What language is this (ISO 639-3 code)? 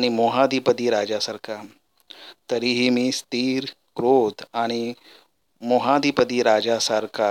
mar